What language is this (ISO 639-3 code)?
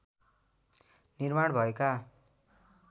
nep